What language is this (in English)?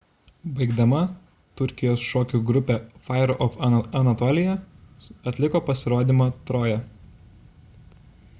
Lithuanian